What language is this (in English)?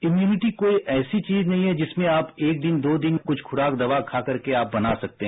Hindi